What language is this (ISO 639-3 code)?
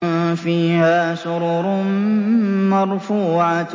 ara